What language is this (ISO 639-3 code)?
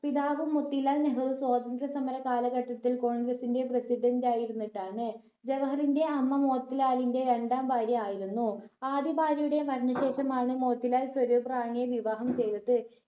mal